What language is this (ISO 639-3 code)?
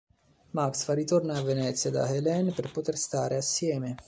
ita